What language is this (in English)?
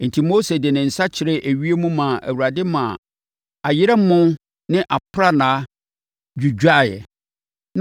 Akan